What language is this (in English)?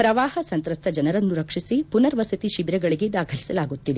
Kannada